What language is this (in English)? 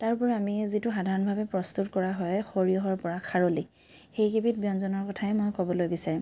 Assamese